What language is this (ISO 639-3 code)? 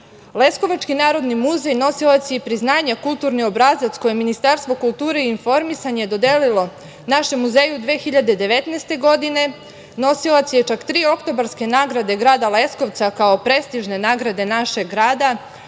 srp